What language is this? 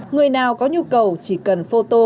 Vietnamese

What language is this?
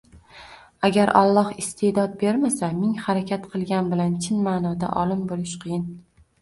Uzbek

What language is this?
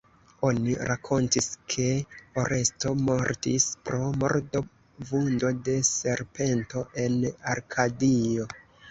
Esperanto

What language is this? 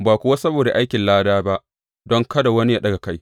Hausa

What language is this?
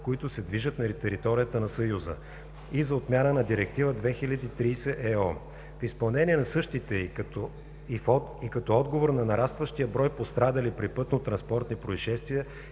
Bulgarian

